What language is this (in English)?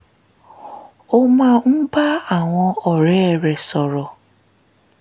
Yoruba